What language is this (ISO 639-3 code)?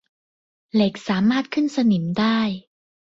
tha